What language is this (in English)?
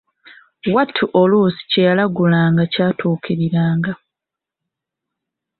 Ganda